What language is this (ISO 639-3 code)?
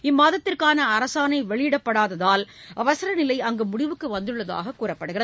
tam